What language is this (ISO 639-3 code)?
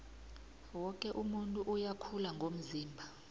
nbl